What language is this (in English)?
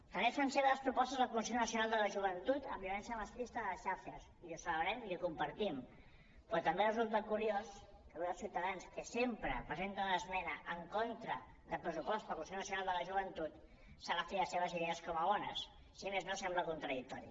Catalan